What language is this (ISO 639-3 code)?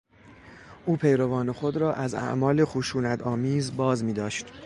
fas